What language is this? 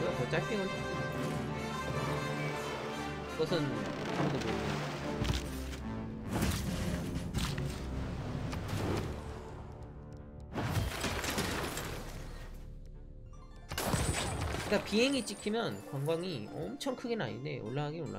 Korean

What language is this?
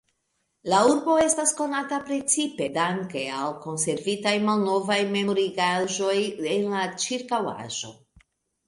Esperanto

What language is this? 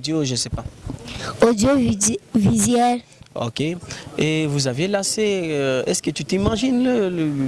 French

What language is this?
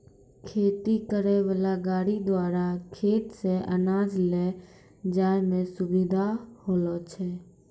Maithili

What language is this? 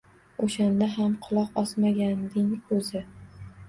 Uzbek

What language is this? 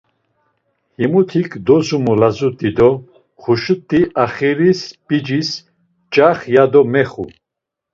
Laz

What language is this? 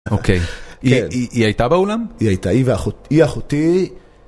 Hebrew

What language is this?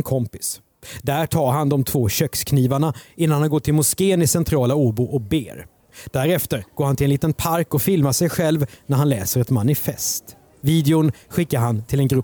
Swedish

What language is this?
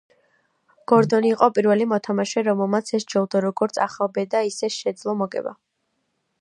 Georgian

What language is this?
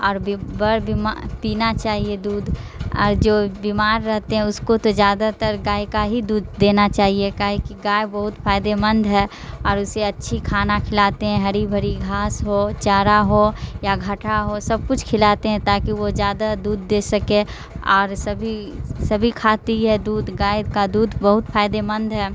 Urdu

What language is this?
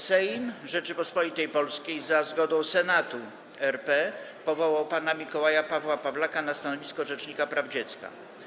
Polish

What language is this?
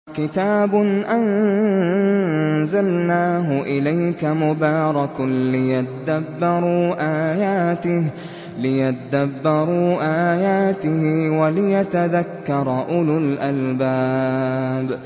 Arabic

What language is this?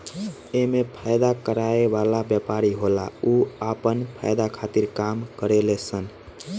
Bhojpuri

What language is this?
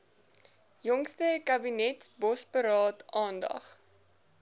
Afrikaans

